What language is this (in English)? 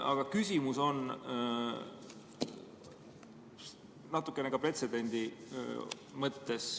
Estonian